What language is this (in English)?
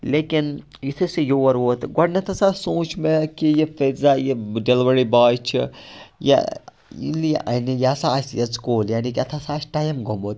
Kashmiri